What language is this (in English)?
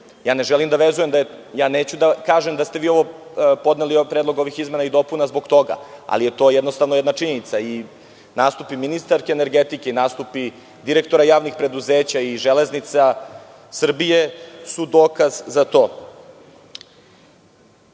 Serbian